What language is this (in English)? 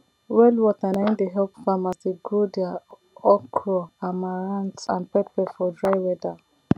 Nigerian Pidgin